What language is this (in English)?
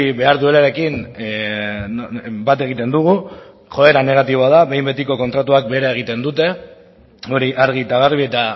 Basque